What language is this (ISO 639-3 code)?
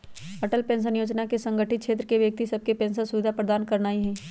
mag